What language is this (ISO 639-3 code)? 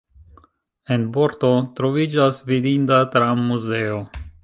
epo